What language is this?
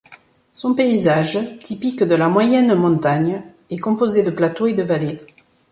French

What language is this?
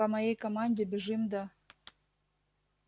Russian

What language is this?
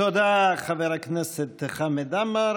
Hebrew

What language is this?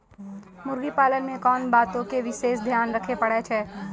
Maithili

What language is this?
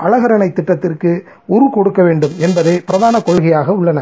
Tamil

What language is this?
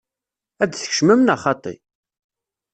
Kabyle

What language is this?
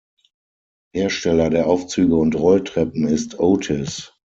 German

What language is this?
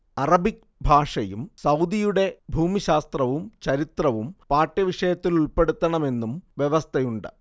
Malayalam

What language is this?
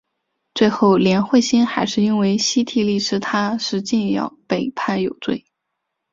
Chinese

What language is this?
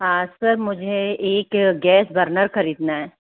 Hindi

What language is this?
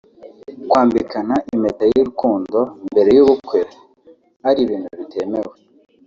Kinyarwanda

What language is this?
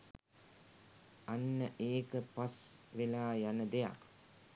Sinhala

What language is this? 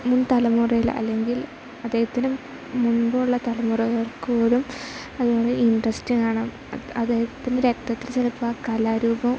Malayalam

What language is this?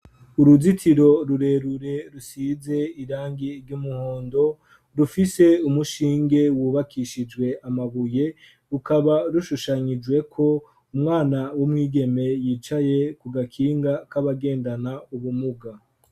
Rundi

